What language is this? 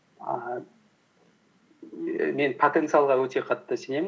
Kazakh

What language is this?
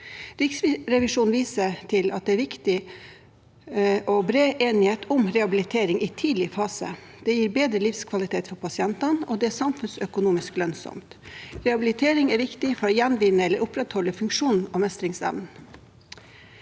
Norwegian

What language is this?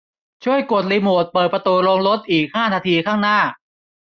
Thai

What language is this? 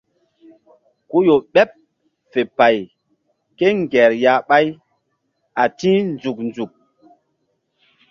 Mbum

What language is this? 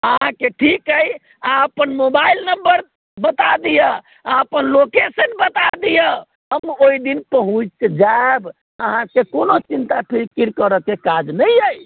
Maithili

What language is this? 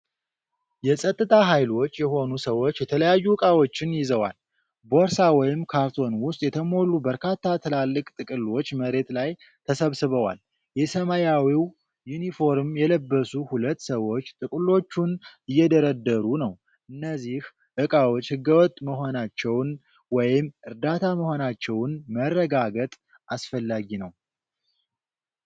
Amharic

